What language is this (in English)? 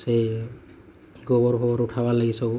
Odia